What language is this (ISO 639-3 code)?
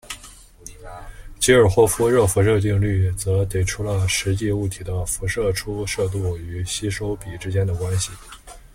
zho